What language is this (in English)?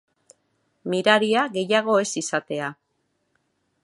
Basque